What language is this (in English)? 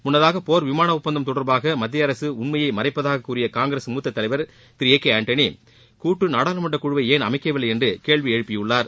Tamil